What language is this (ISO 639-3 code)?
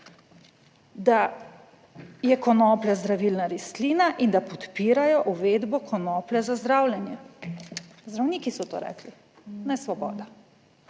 slv